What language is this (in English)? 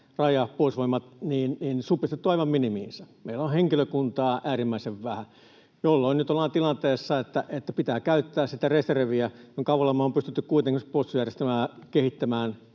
Finnish